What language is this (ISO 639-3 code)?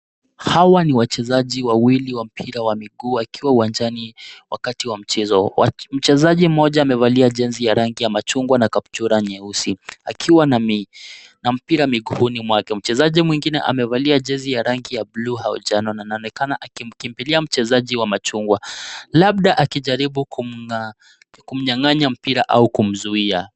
swa